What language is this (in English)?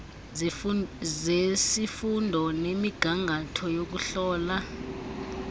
Xhosa